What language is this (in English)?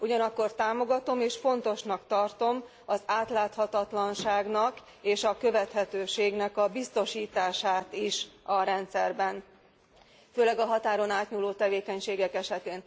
Hungarian